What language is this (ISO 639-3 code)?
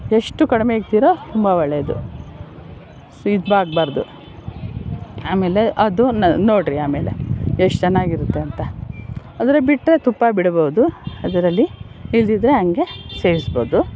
kan